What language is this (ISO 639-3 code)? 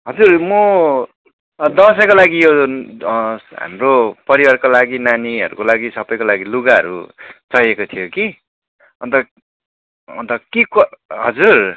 nep